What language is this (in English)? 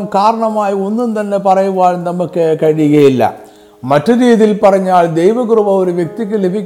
Malayalam